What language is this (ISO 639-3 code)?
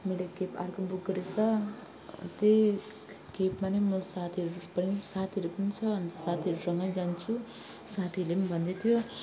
nep